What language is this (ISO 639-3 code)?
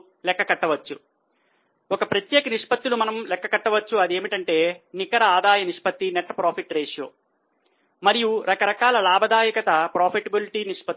tel